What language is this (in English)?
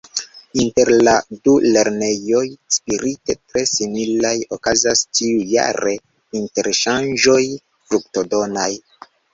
Esperanto